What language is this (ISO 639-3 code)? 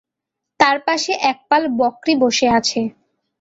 ben